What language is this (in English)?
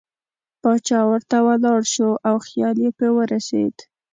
Pashto